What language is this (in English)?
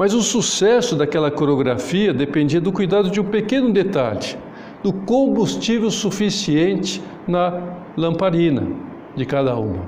Portuguese